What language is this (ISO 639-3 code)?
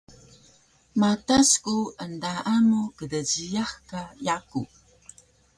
trv